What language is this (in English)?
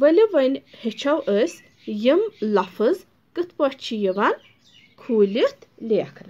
Romanian